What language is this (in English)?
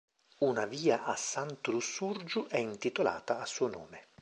Italian